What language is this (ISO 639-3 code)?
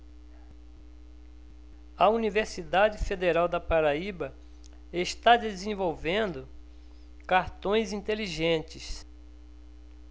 por